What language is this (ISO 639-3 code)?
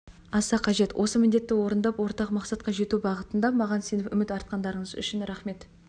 kaz